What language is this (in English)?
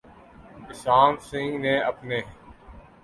Urdu